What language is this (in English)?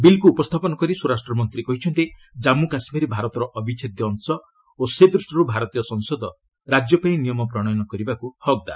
Odia